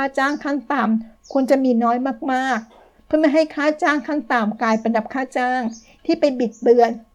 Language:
Thai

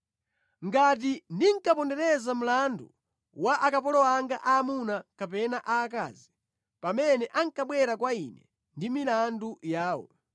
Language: Nyanja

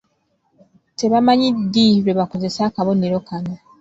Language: Ganda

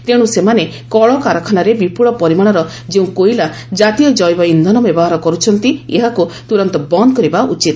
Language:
Odia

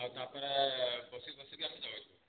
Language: Odia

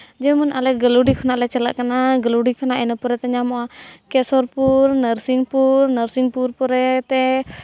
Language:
Santali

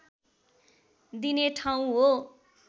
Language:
Nepali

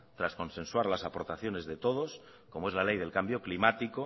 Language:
Spanish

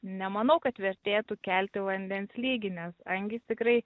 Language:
Lithuanian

